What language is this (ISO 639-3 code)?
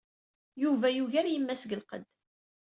kab